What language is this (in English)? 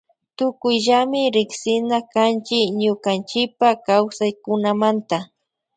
Loja Highland Quichua